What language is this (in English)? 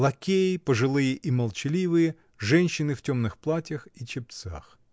Russian